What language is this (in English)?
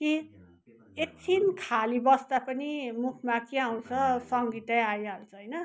Nepali